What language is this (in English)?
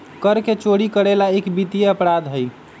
Magahi